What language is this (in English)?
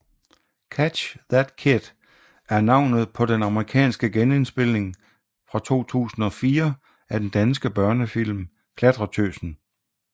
Danish